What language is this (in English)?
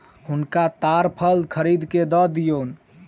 Maithili